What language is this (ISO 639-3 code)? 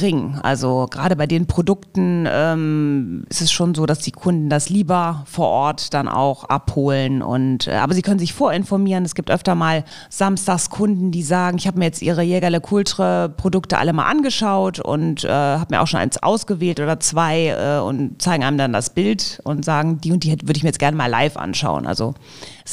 deu